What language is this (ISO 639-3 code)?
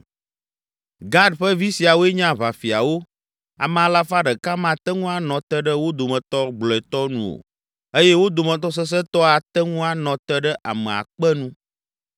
ewe